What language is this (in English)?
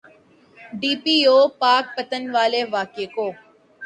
Urdu